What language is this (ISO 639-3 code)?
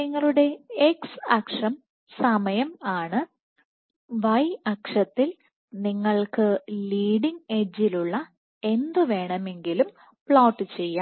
mal